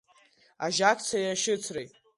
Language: Abkhazian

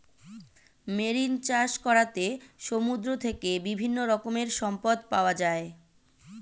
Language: Bangla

